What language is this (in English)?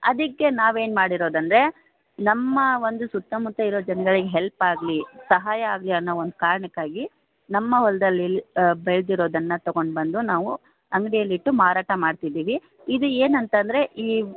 Kannada